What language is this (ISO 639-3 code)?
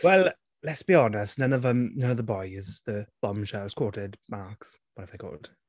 cym